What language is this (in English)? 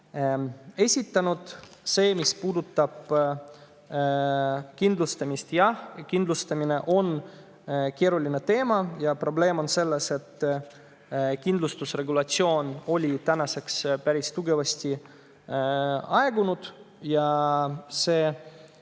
Estonian